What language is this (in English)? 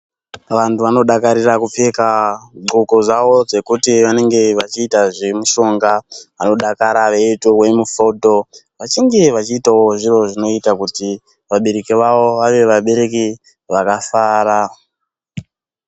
Ndau